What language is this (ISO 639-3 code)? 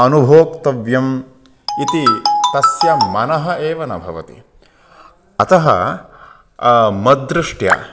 san